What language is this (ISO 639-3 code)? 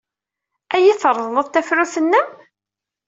kab